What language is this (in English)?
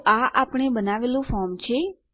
Gujarati